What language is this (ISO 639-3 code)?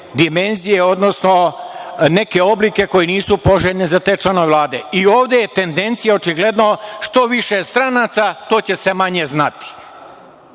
srp